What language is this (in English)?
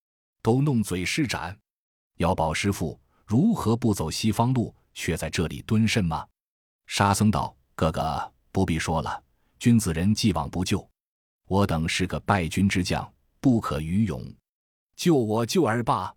Chinese